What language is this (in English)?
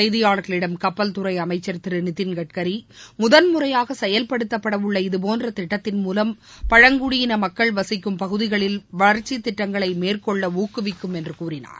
Tamil